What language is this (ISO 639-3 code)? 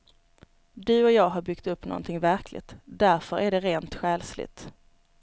swe